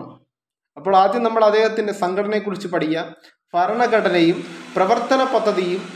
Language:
Malayalam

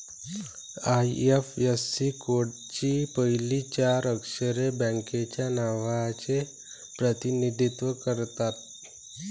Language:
Marathi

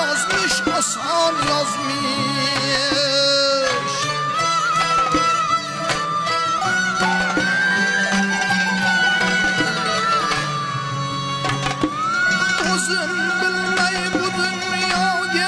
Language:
Uzbek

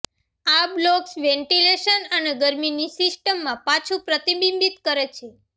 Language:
Gujarati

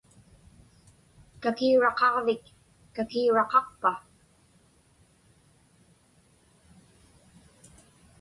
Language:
Inupiaq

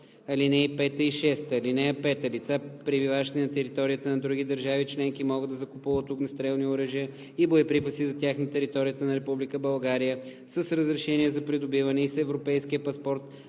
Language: Bulgarian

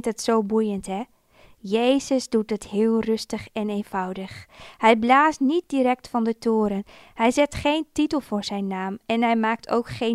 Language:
Dutch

